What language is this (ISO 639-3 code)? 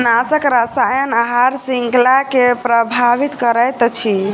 mai